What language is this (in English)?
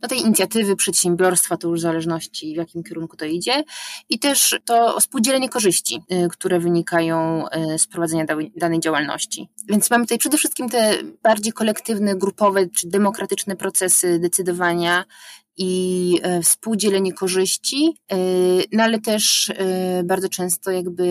Polish